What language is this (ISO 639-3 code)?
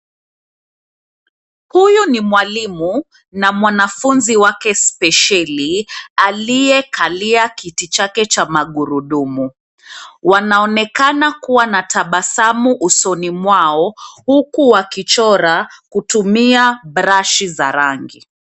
swa